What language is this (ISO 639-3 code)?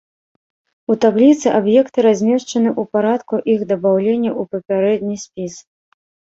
bel